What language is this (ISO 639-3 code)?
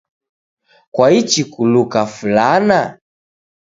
dav